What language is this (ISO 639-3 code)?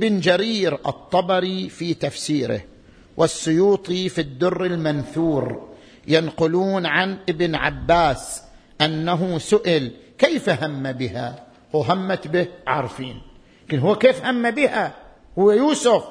ara